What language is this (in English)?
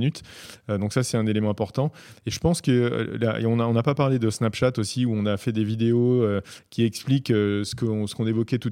French